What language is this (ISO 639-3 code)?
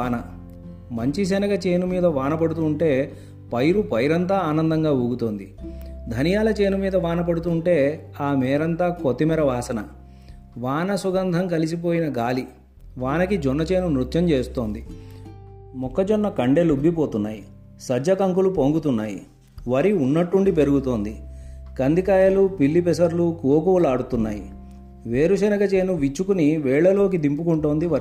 tel